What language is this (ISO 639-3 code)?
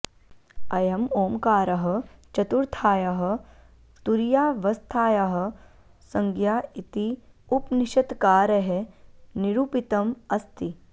san